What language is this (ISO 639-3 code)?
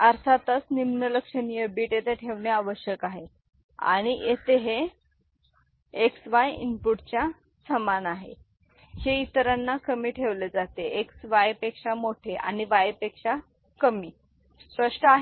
mar